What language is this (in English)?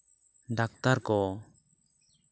Santali